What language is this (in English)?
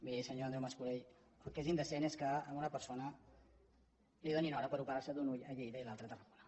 Catalan